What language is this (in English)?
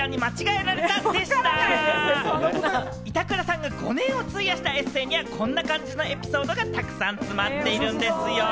Japanese